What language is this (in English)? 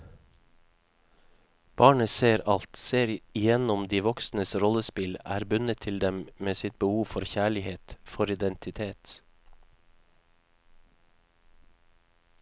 Norwegian